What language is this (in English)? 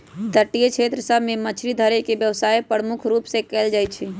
Magahi